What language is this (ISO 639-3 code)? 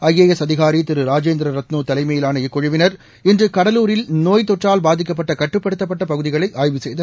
tam